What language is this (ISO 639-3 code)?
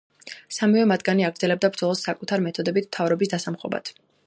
kat